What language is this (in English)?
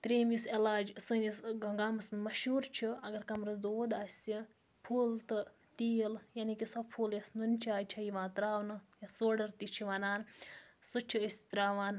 Kashmiri